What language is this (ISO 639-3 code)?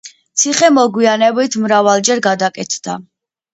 kat